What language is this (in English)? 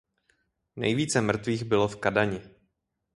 Czech